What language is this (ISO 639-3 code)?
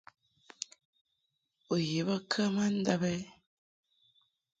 mhk